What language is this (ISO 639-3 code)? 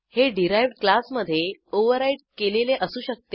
mar